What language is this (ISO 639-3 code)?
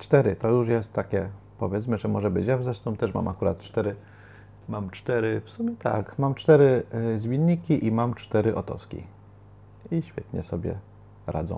pol